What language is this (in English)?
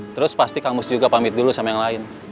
Indonesian